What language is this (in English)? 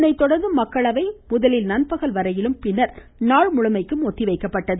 Tamil